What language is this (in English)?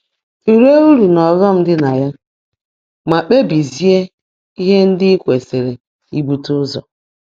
Igbo